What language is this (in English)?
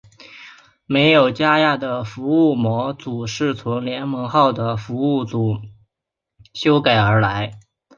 Chinese